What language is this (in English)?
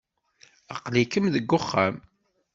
Kabyle